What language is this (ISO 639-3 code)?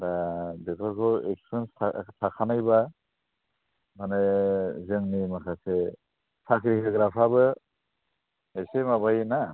brx